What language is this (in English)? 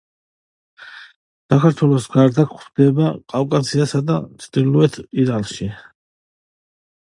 Georgian